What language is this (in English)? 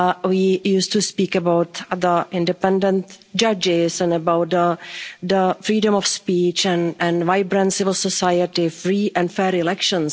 English